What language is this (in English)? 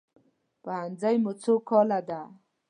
Pashto